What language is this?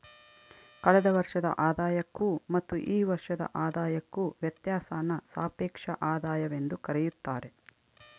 Kannada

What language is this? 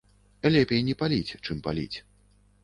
Belarusian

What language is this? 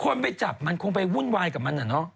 Thai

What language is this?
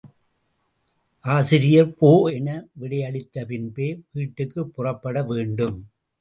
Tamil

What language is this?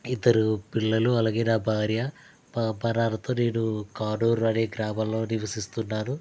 Telugu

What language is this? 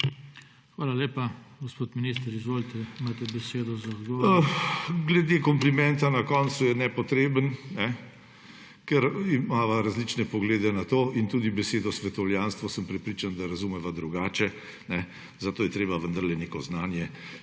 Slovenian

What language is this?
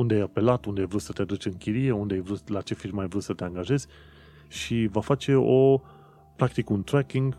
Romanian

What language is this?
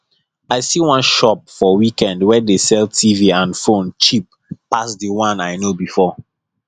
Nigerian Pidgin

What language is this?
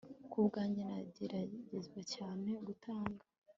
Kinyarwanda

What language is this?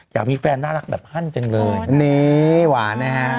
Thai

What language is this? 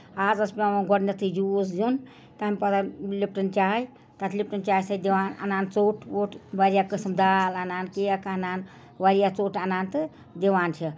Kashmiri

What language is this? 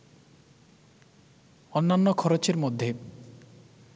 Bangla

